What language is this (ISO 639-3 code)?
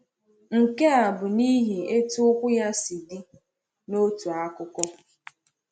ibo